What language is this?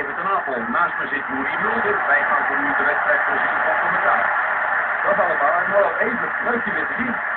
Dutch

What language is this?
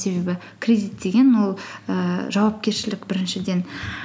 Kazakh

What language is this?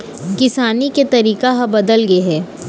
Chhattisgarhi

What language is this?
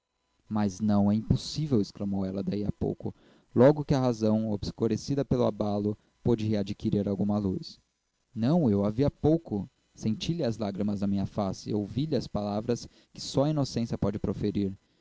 Portuguese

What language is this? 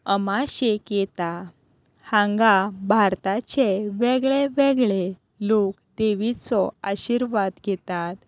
Konkani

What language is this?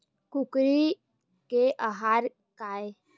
Chhattisgarhi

